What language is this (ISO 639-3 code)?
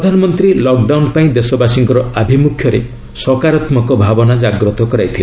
ori